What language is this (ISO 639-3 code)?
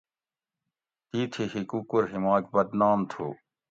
gwc